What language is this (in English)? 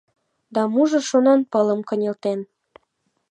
Mari